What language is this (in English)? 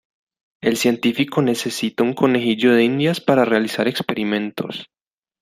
Spanish